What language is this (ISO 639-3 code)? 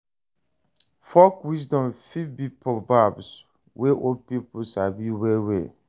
pcm